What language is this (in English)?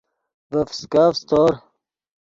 Yidgha